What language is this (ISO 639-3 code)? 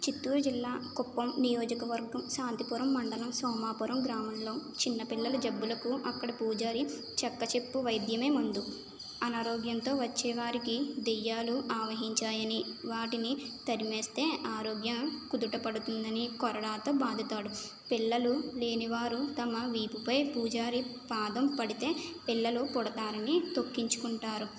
tel